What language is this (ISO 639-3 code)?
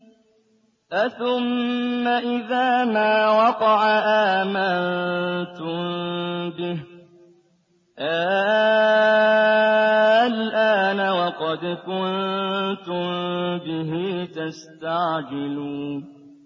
ara